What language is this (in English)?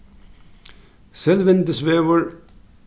Faroese